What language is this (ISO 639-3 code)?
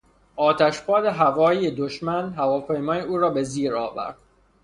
fas